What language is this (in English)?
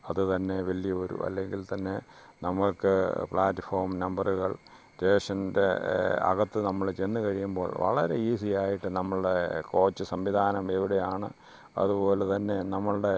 Malayalam